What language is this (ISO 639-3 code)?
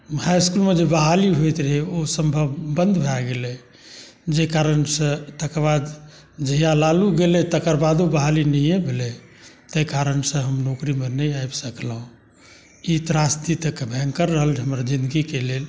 mai